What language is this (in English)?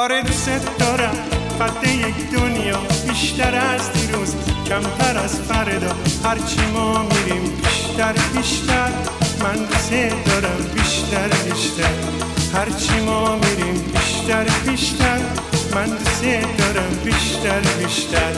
Persian